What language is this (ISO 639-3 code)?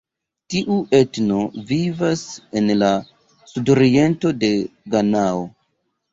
epo